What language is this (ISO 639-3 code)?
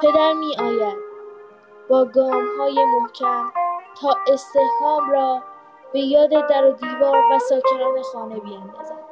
fas